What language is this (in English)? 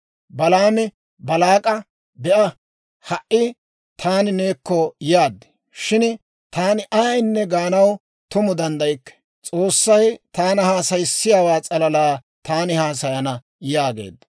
Dawro